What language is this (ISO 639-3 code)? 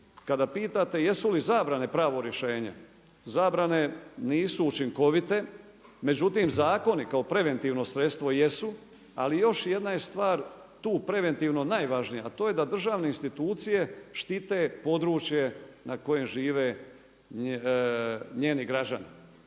hrv